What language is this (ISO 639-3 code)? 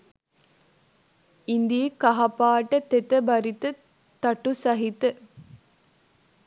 sin